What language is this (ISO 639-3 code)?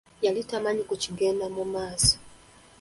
lug